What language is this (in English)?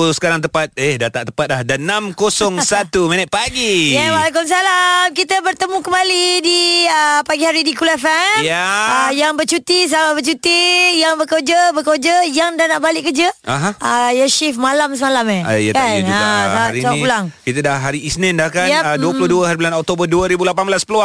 Malay